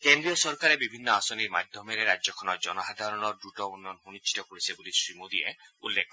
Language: Assamese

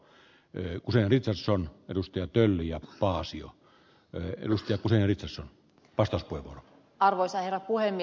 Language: Finnish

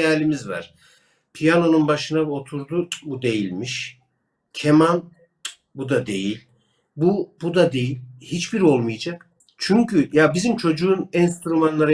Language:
Turkish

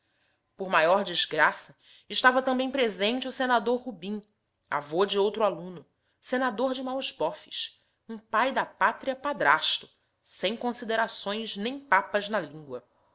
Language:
Portuguese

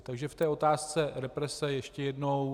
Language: Czech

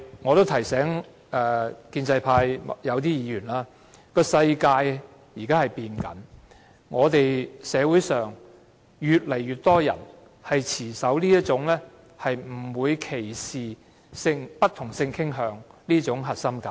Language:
Cantonese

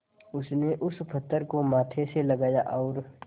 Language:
Hindi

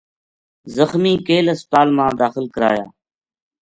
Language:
Gujari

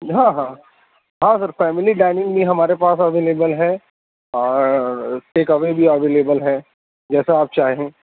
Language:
Urdu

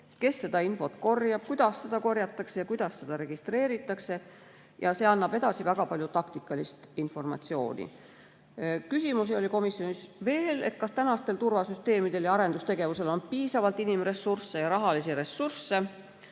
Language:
Estonian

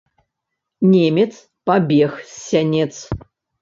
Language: Belarusian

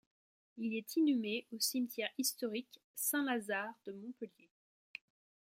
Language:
French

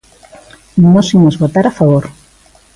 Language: Galician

